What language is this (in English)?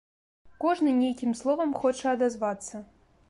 Belarusian